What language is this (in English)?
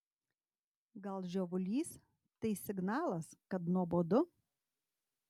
Lithuanian